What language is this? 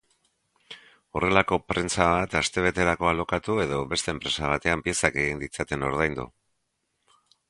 Basque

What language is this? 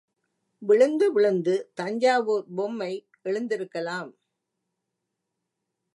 Tamil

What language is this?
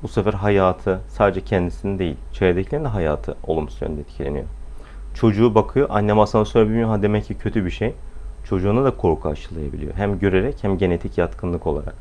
Turkish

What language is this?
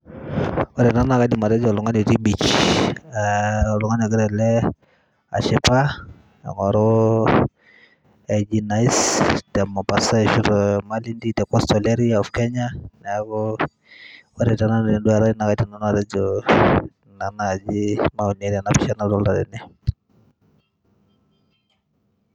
Masai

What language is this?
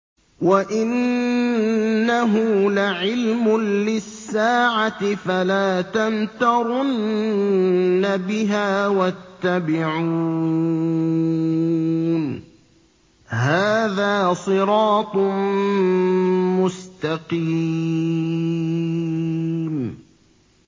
Arabic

